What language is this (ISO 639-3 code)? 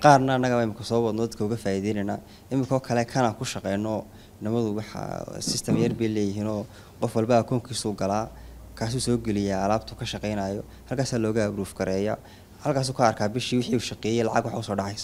ara